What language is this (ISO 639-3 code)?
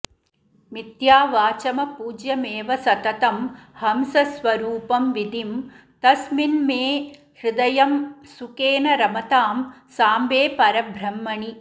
san